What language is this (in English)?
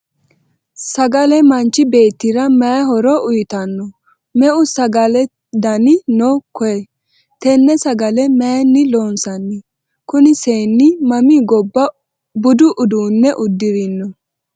Sidamo